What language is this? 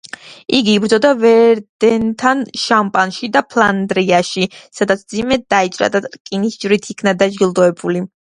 Georgian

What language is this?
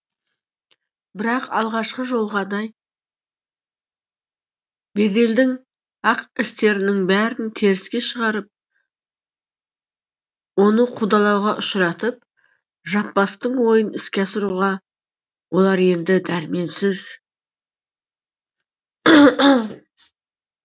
Kazakh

